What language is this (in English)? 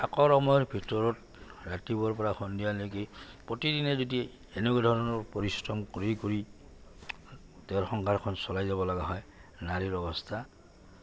Assamese